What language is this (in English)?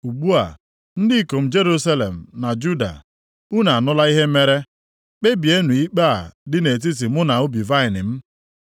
Igbo